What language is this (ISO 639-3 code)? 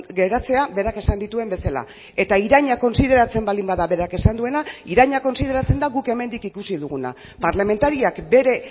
eus